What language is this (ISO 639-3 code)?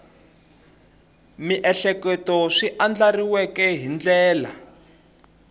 tso